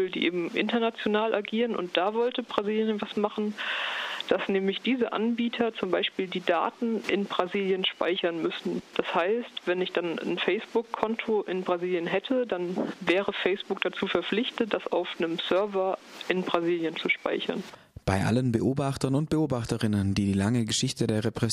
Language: German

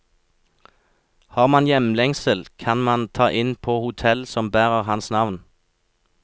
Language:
Norwegian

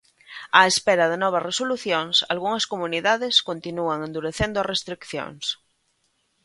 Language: Galician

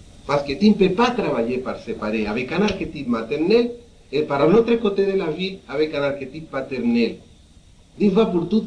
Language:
French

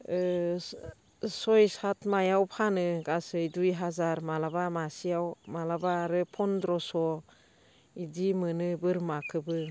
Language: Bodo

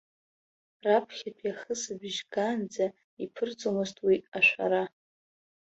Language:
Abkhazian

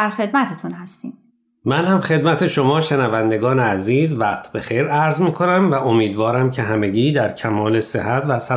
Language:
Persian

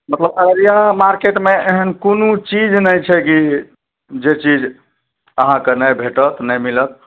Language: Maithili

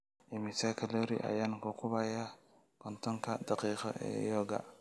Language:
Somali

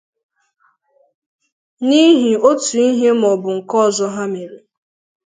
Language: Igbo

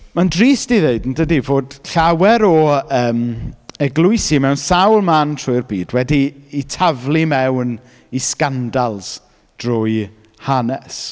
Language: Welsh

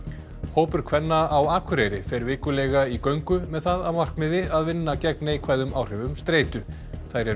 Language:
Icelandic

